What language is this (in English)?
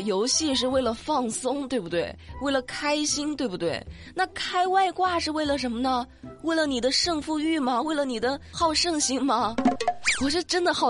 Chinese